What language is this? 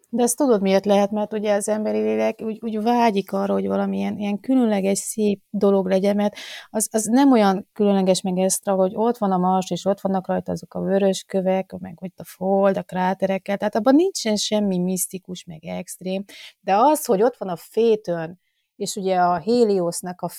Hungarian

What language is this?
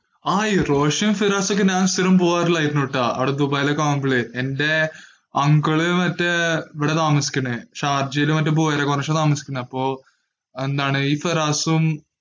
Malayalam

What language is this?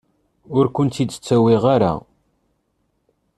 Kabyle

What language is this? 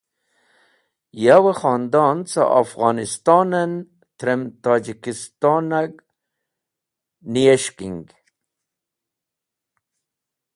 Wakhi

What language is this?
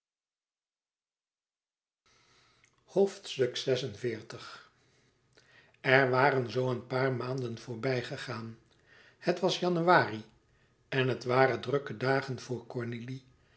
Dutch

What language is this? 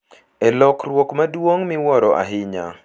Luo (Kenya and Tanzania)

